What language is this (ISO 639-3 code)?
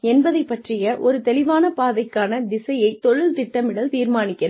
tam